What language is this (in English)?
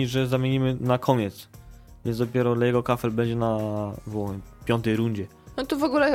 Polish